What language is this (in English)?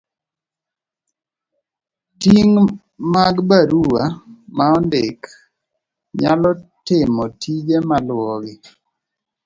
Luo (Kenya and Tanzania)